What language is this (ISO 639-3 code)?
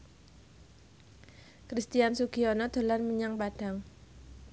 jav